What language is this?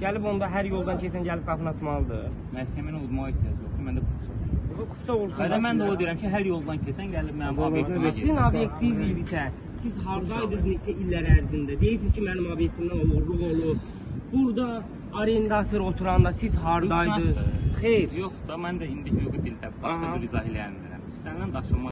Turkish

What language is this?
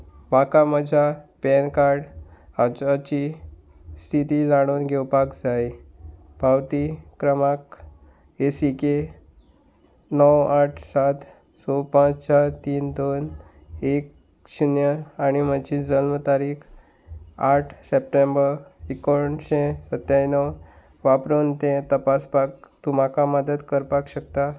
Konkani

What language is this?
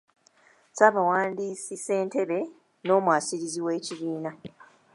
Ganda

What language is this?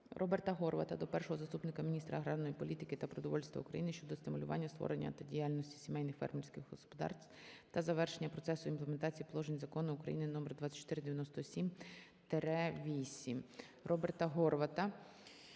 Ukrainian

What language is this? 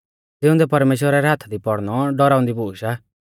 Mahasu Pahari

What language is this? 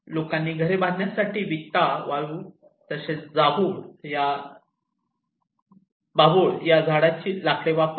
Marathi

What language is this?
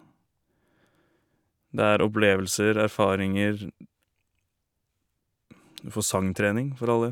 Norwegian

